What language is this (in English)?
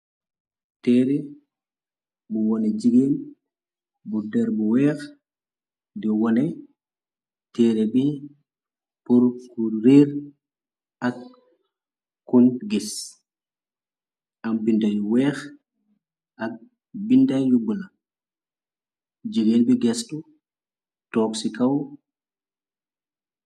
Wolof